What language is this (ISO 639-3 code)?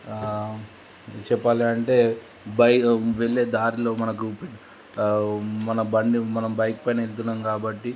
tel